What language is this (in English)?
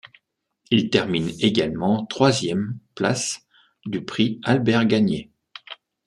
French